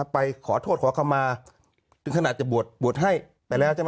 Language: Thai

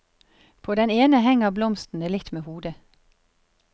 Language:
Norwegian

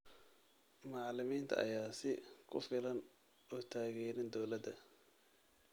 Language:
Somali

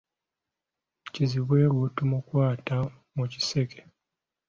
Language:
Ganda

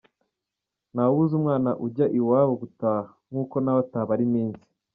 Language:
Kinyarwanda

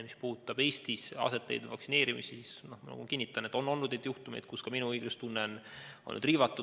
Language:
Estonian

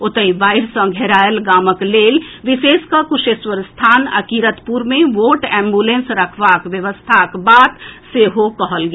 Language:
Maithili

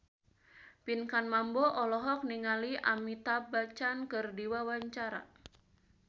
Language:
Sundanese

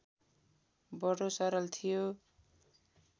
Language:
Nepali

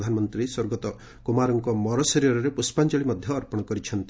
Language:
Odia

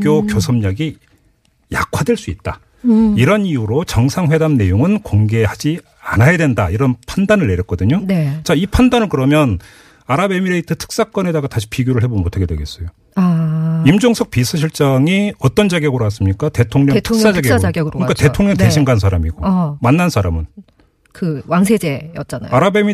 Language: Korean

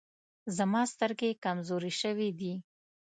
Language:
Pashto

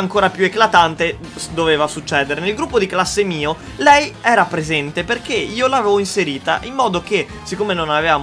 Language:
Italian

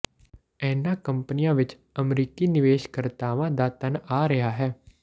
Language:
Punjabi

